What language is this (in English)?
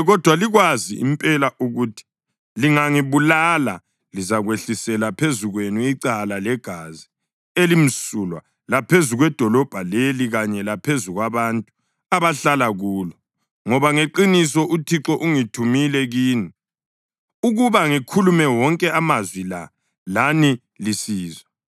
North Ndebele